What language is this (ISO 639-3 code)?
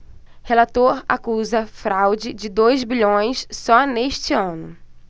por